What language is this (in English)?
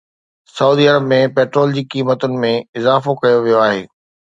Sindhi